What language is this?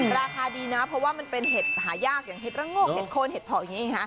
Thai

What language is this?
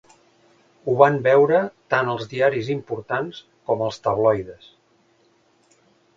Catalan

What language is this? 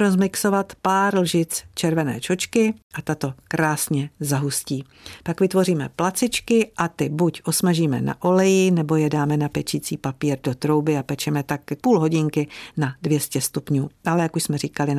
Czech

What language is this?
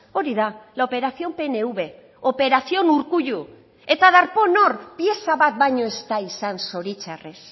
Basque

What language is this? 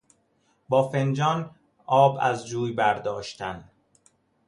Persian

